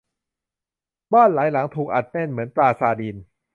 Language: Thai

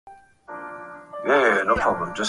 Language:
Swahili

